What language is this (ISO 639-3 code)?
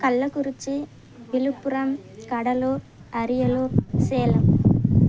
tam